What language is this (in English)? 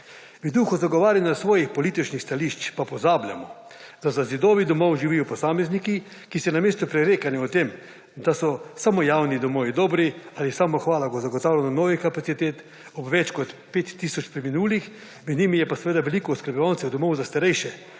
Slovenian